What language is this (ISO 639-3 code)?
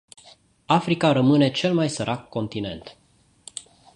ron